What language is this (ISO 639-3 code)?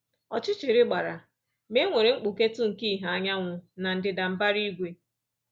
ibo